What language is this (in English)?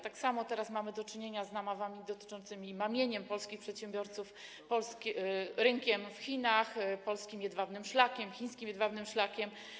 Polish